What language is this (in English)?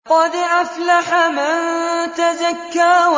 Arabic